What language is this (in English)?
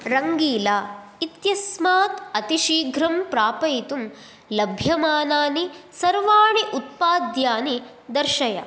Sanskrit